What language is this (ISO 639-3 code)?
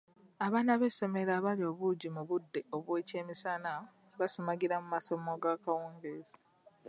lug